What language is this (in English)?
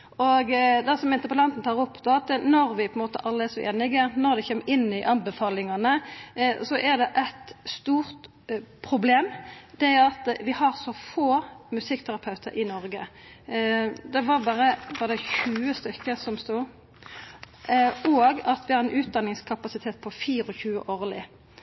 Norwegian Nynorsk